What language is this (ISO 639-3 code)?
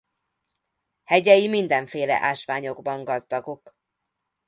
hun